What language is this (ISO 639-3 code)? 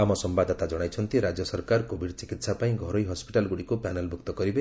ori